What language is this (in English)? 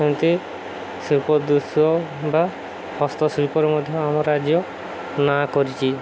Odia